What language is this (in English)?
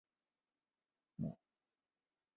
Chinese